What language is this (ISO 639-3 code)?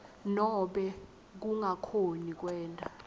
ssw